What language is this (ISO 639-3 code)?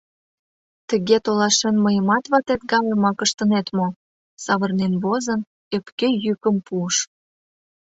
chm